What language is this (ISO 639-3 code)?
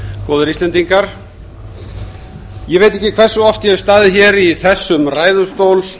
isl